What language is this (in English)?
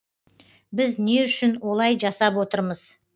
Kazakh